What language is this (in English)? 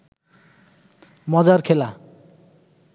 Bangla